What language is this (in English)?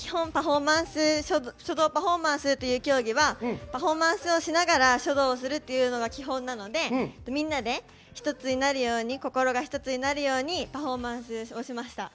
Japanese